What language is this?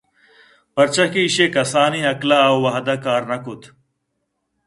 Eastern Balochi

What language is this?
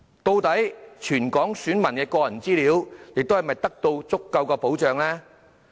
Cantonese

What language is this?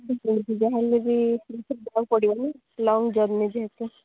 Odia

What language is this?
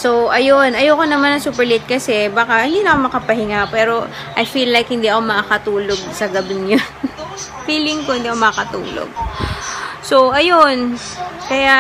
Filipino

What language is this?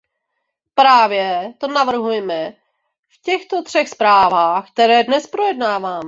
Czech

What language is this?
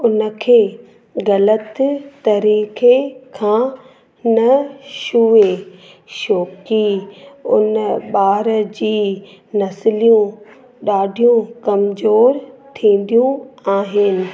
Sindhi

